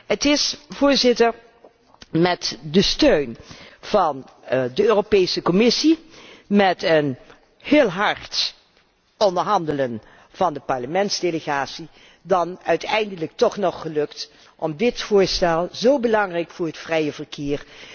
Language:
Dutch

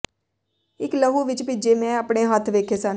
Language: Punjabi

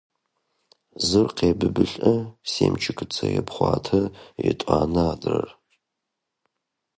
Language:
Adyghe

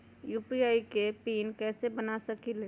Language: Magahi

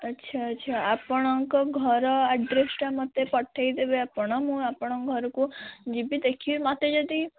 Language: Odia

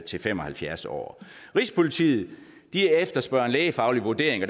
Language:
Danish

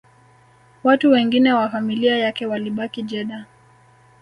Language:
Swahili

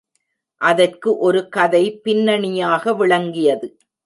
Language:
Tamil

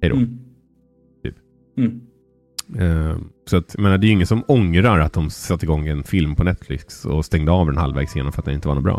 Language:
Swedish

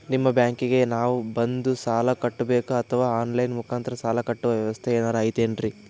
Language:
Kannada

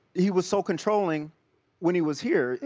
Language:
English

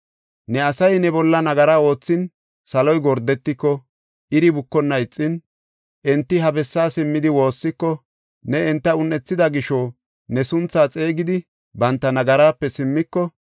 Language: Gofa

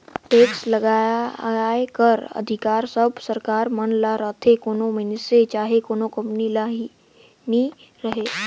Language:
Chhattisgarhi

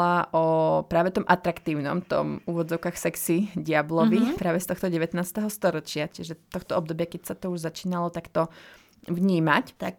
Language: Slovak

